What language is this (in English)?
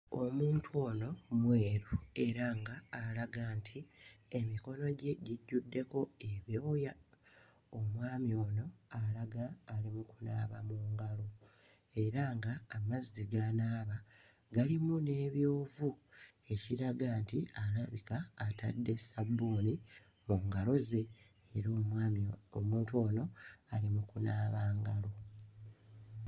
Ganda